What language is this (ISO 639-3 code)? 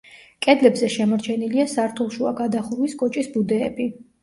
kat